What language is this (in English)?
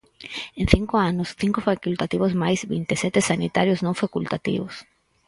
Galician